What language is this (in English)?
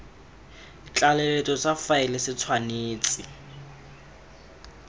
Tswana